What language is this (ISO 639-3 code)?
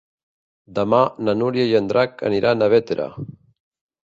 cat